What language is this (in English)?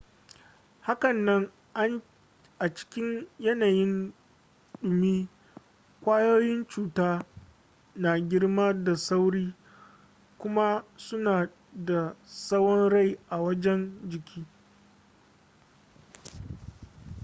Hausa